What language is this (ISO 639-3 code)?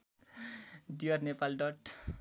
nep